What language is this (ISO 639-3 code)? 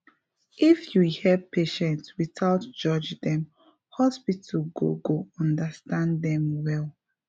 pcm